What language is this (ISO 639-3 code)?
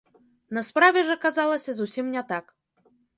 bel